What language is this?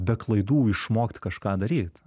Lithuanian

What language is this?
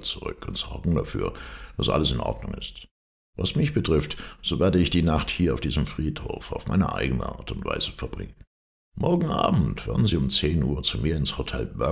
German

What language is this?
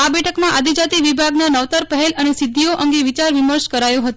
Gujarati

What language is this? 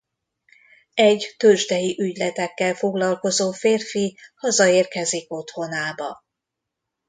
Hungarian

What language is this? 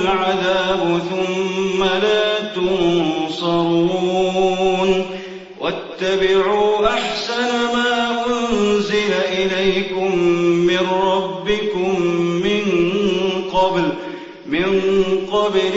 Arabic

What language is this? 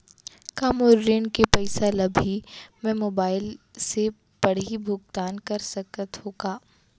Chhattisgarhi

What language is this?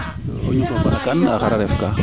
Serer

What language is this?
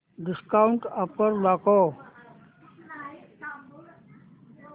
Marathi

